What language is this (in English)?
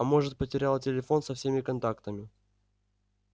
Russian